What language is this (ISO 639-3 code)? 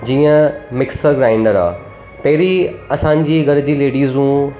snd